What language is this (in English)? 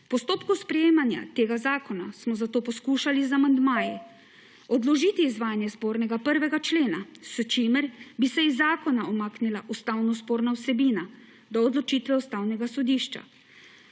Slovenian